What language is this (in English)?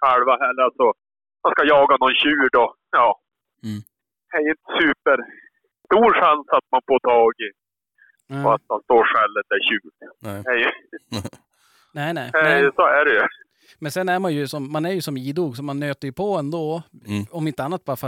Swedish